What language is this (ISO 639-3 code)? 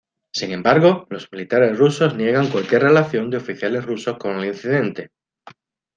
spa